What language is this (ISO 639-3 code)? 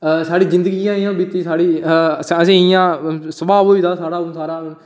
doi